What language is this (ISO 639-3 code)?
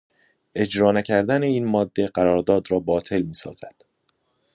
fas